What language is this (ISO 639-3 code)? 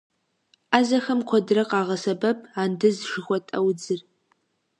kbd